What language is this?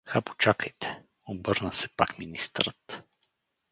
Bulgarian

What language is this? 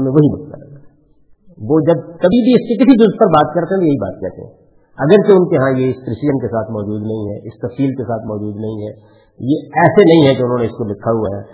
Urdu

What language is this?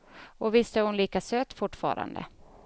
Swedish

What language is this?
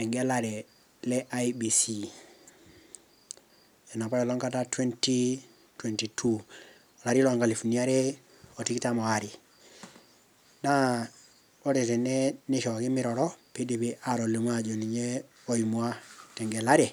Masai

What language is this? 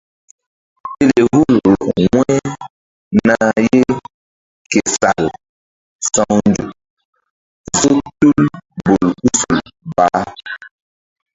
Mbum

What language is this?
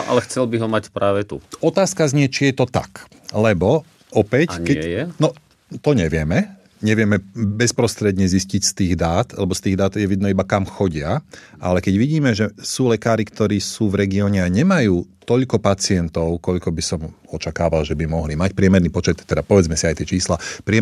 Slovak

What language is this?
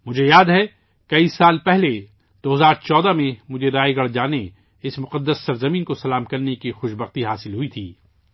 Urdu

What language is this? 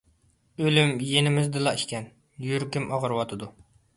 Uyghur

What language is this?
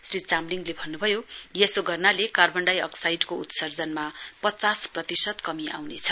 Nepali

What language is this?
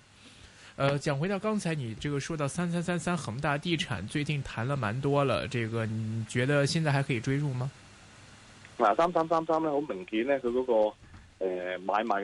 Chinese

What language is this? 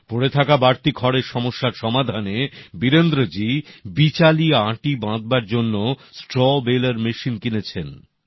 Bangla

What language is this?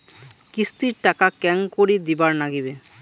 Bangla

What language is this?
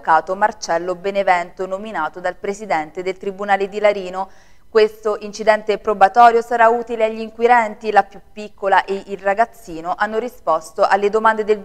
Italian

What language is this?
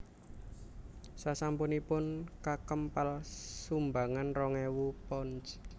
Javanese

